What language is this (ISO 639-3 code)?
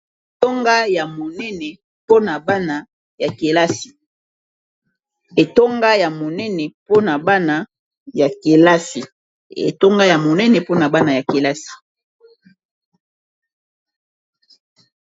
lin